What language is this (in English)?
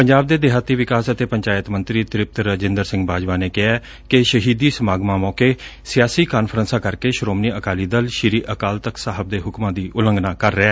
Punjabi